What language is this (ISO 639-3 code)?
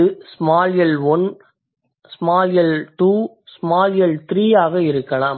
tam